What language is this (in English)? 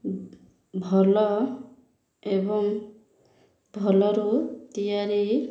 Odia